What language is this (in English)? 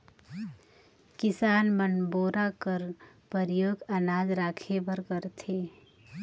Chhattisgarhi